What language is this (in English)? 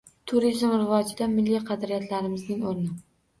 Uzbek